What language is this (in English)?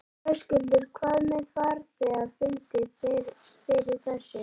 Icelandic